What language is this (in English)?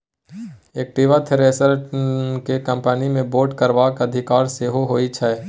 Maithili